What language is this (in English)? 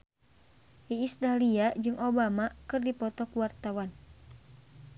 Sundanese